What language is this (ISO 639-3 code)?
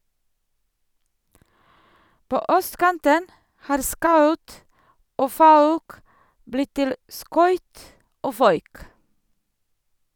nor